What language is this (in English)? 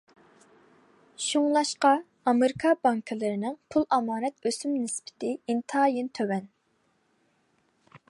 Uyghur